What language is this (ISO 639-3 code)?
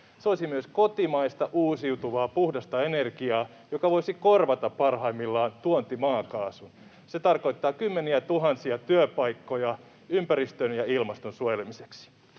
fin